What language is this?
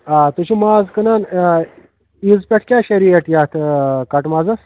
Kashmiri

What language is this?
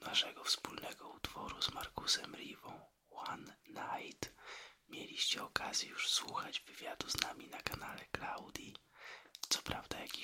Polish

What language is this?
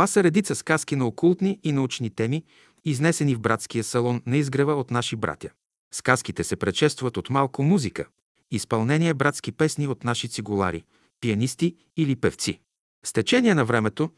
Bulgarian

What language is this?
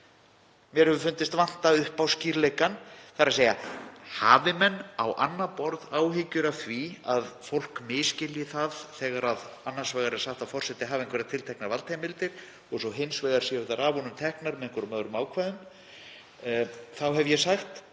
Icelandic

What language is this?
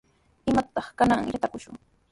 Sihuas Ancash Quechua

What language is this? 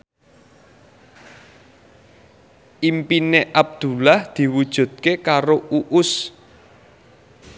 Javanese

